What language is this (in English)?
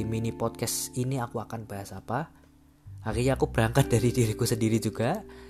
Indonesian